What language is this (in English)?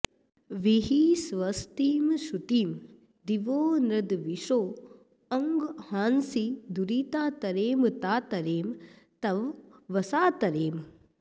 Sanskrit